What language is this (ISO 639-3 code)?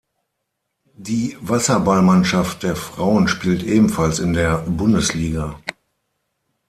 deu